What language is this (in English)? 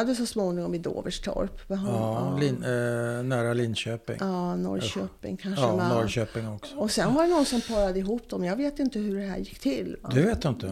Swedish